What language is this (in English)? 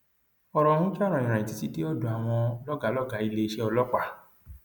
Yoruba